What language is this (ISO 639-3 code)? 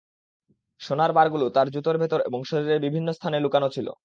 ben